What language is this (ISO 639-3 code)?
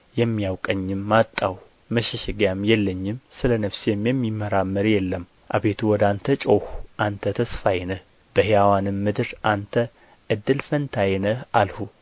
amh